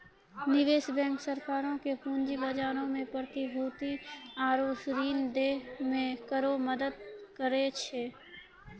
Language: Maithili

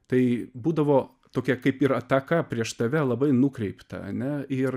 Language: Lithuanian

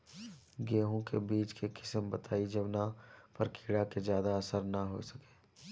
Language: Bhojpuri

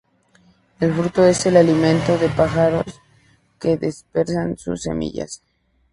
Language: Spanish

